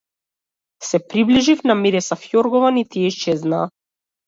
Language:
Macedonian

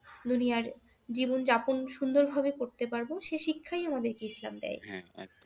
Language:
Bangla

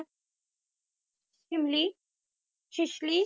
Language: Punjabi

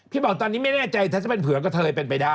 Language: Thai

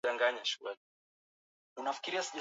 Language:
Swahili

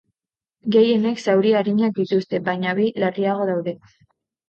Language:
Basque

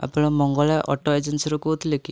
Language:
Odia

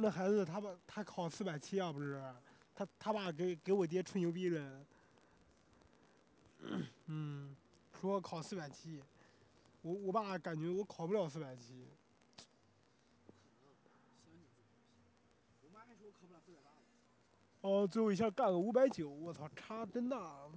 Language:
Chinese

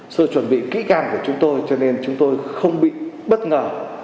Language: Vietnamese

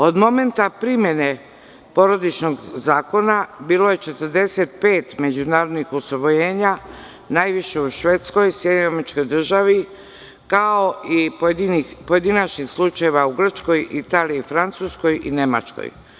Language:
Serbian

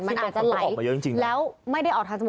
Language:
Thai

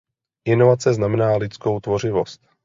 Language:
Czech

